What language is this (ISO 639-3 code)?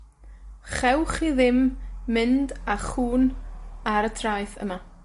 cym